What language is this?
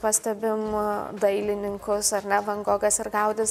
Lithuanian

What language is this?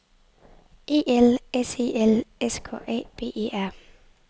Danish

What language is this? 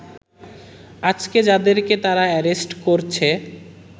Bangla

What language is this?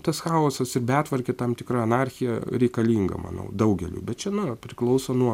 Lithuanian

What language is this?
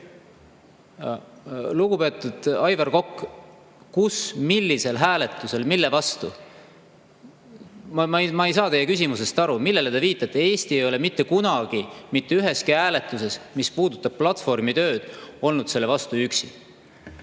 Estonian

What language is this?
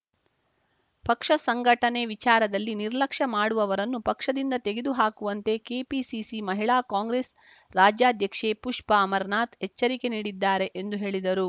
Kannada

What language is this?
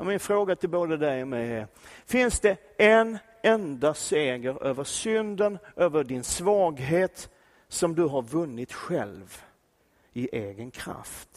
Swedish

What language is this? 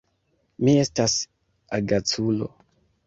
Esperanto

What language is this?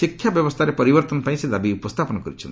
Odia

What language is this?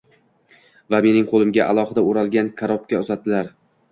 Uzbek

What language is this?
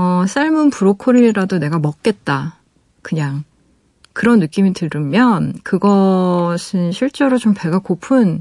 Korean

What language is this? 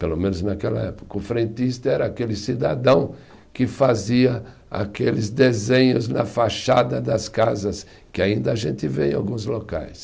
Portuguese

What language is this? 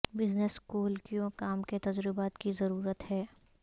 Urdu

